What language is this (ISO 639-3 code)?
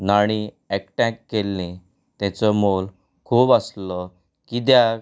kok